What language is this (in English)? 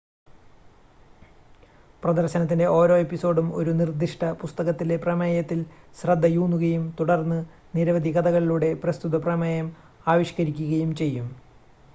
Malayalam